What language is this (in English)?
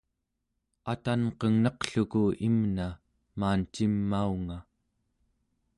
Central Yupik